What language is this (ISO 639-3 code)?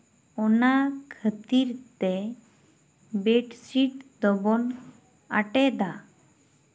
sat